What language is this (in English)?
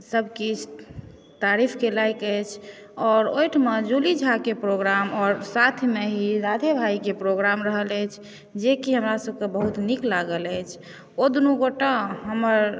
Maithili